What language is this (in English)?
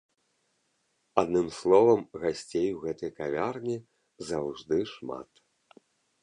Belarusian